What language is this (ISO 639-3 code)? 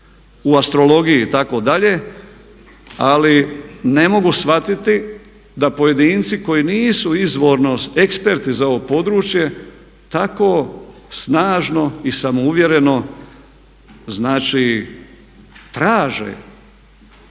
hrv